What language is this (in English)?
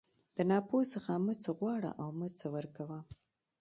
Pashto